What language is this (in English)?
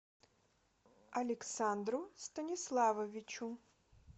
Russian